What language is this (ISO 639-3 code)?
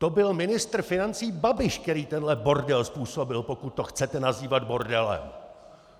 ces